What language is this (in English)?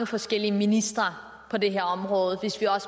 Danish